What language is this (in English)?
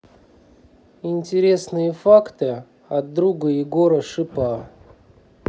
Russian